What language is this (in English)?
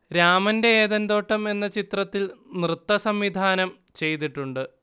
Malayalam